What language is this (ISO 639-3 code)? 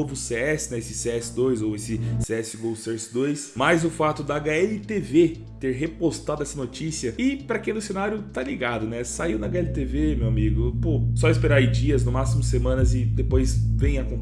por